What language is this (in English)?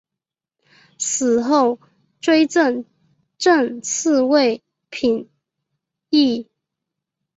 Chinese